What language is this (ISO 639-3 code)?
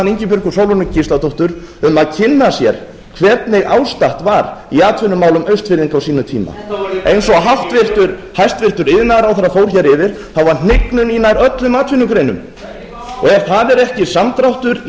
isl